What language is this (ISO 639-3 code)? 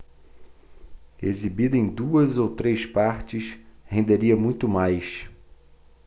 por